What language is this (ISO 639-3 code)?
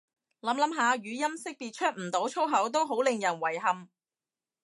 yue